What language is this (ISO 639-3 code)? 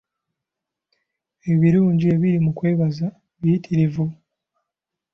lug